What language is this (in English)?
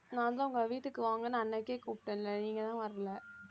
Tamil